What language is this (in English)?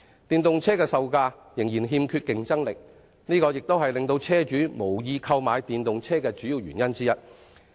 Cantonese